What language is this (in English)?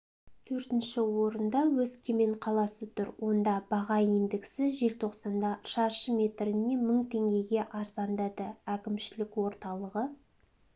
Kazakh